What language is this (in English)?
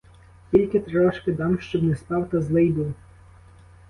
Ukrainian